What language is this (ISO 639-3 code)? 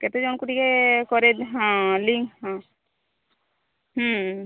ori